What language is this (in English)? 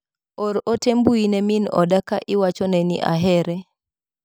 Luo (Kenya and Tanzania)